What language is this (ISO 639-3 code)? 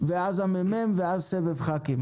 heb